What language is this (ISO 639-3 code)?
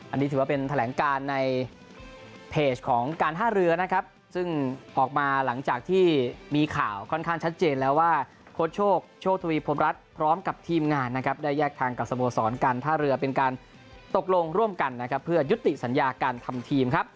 tha